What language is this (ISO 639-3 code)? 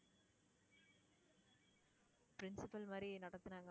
tam